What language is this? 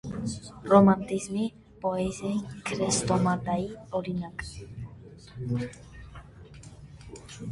Armenian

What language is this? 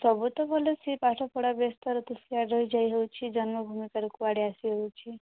Odia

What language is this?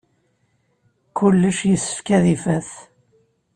Kabyle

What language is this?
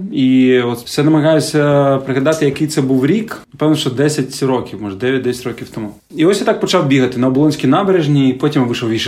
Ukrainian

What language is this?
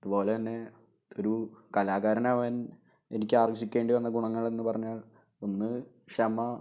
Malayalam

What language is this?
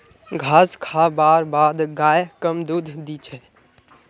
Magahi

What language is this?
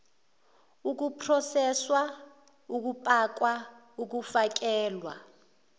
Zulu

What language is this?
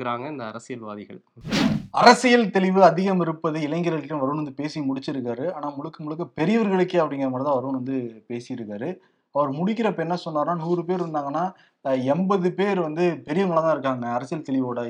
Tamil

